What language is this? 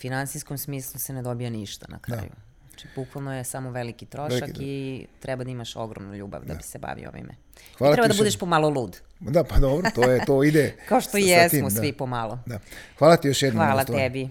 Croatian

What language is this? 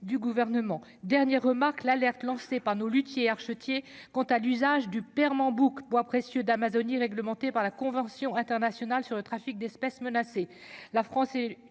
French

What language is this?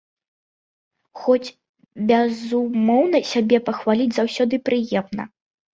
Belarusian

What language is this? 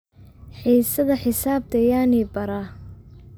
Somali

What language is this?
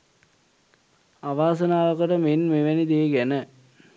Sinhala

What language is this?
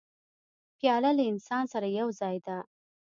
Pashto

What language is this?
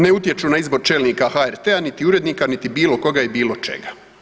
Croatian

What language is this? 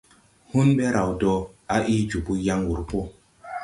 Tupuri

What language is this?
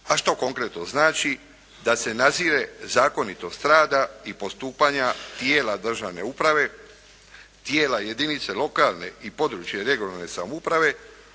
Croatian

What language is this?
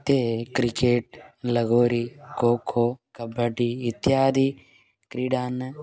Sanskrit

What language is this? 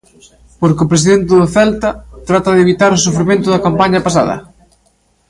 Galician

